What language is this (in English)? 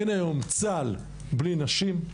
Hebrew